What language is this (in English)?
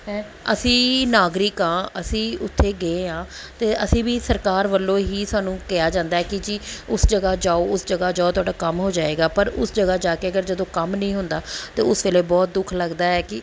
Punjabi